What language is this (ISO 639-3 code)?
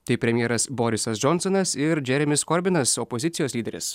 lit